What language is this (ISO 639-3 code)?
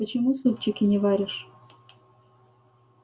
rus